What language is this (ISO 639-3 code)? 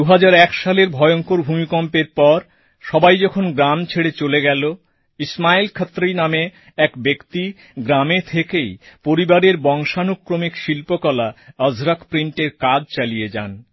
ben